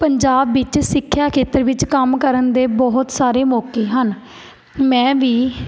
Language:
Punjabi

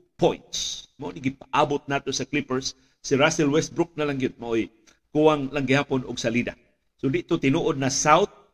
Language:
Filipino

